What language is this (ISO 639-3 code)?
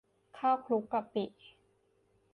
tha